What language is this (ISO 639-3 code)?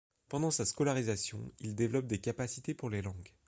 fra